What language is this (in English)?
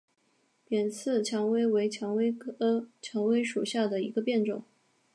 Chinese